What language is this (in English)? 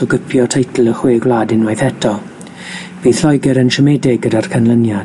Welsh